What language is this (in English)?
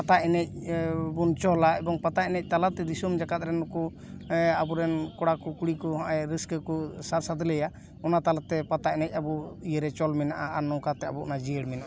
Santali